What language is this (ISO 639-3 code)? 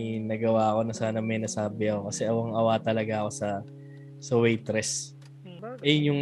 fil